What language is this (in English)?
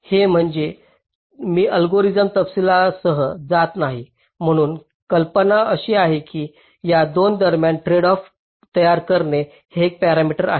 Marathi